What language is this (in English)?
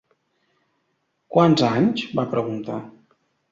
Catalan